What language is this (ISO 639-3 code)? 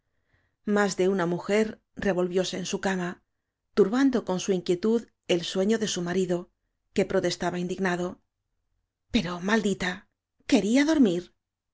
spa